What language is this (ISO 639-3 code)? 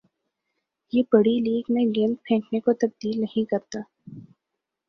urd